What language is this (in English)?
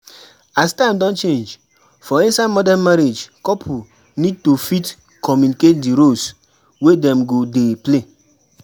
Nigerian Pidgin